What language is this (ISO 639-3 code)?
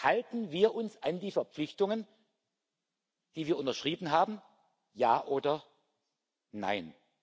deu